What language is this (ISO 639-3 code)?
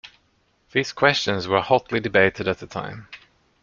eng